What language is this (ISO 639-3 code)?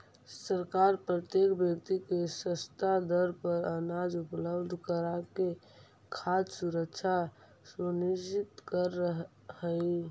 mag